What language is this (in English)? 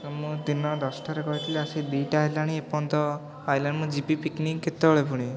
Odia